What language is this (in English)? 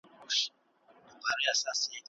Pashto